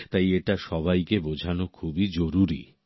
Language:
Bangla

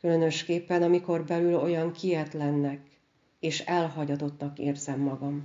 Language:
Hungarian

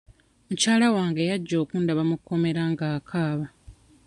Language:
Ganda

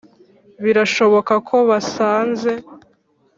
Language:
Kinyarwanda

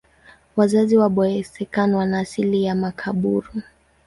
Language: Swahili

